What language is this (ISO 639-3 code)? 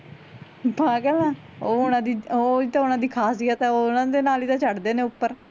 pan